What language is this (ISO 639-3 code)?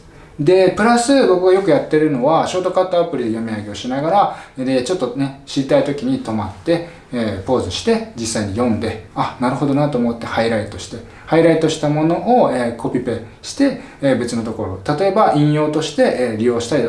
jpn